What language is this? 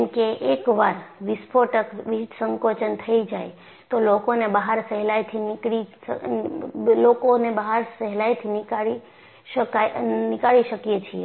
Gujarati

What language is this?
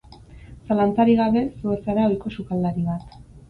Basque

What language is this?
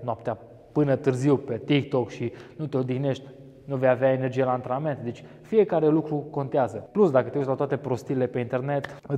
Romanian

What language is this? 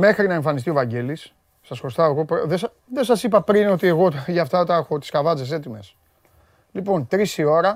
Greek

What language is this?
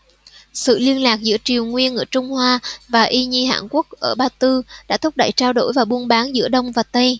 Vietnamese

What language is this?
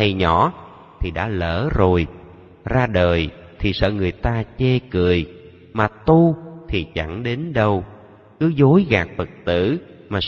Vietnamese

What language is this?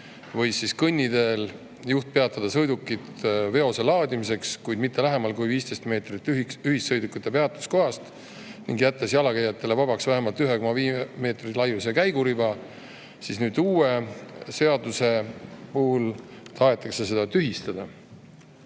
Estonian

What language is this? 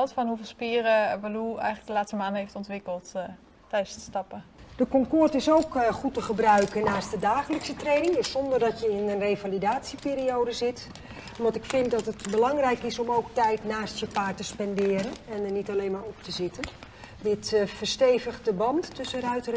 Dutch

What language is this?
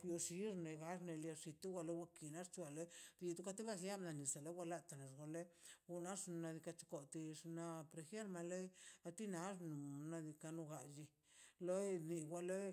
Mazaltepec Zapotec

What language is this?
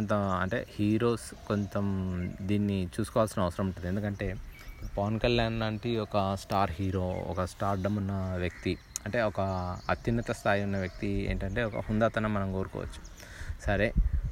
Telugu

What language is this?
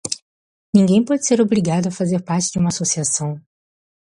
Portuguese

